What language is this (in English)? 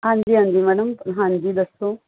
Punjabi